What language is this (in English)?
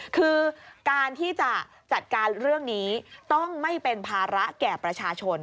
Thai